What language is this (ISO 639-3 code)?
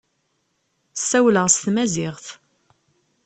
kab